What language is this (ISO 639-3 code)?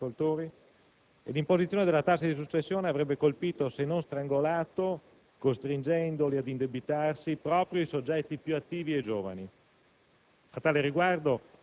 ita